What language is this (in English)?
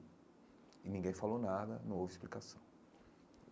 Portuguese